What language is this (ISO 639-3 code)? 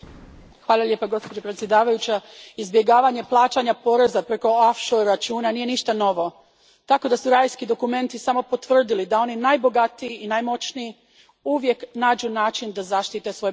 hrv